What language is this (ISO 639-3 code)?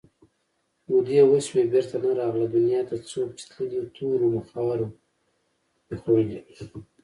pus